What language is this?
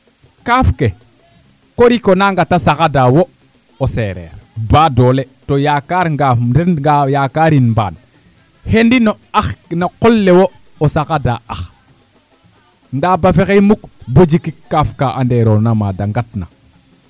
Serer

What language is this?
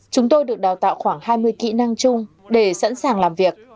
Vietnamese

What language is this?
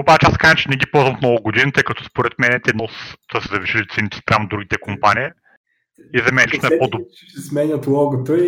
Bulgarian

